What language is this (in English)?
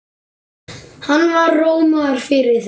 Icelandic